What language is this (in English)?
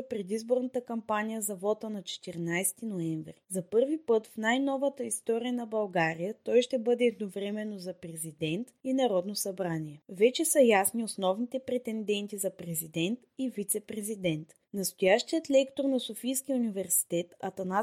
Bulgarian